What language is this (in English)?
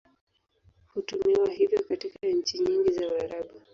Swahili